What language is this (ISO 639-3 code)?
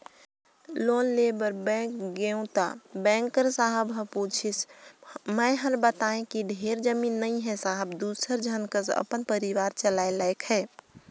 hne